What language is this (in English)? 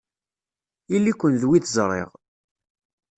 Kabyle